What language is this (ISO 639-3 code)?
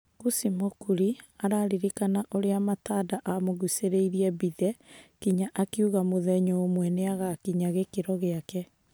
kik